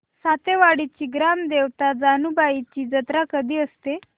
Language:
Marathi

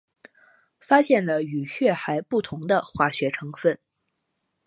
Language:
Chinese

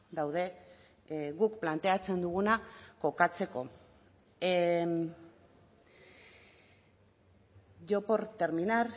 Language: Basque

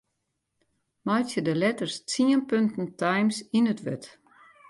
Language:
Western Frisian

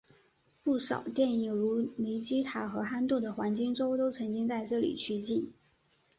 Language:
Chinese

